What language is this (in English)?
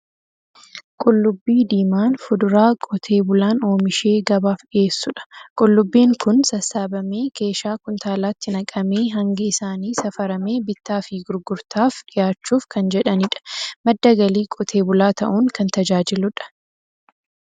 Oromo